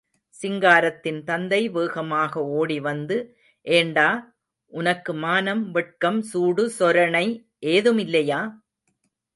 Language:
Tamil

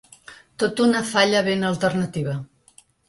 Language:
Catalan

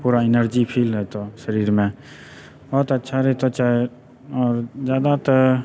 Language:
Maithili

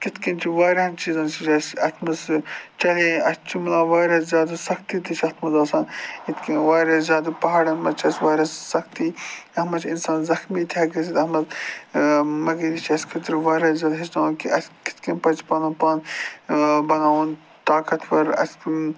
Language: Kashmiri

